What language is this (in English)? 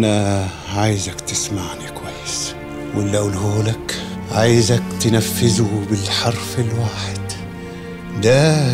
Arabic